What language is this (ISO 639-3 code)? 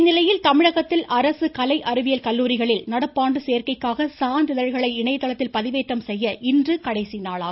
tam